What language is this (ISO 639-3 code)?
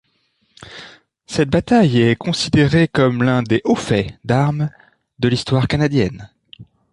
fra